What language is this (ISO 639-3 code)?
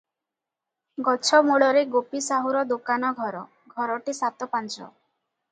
ori